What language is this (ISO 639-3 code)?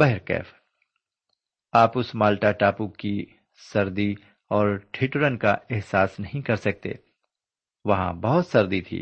urd